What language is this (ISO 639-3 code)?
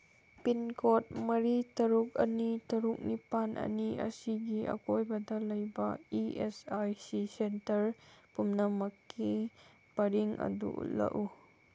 mni